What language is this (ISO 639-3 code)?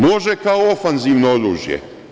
srp